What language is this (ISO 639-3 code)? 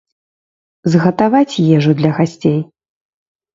bel